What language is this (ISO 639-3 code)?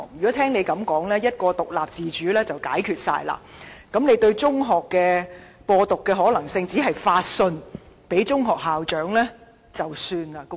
yue